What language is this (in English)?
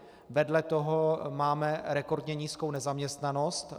Czech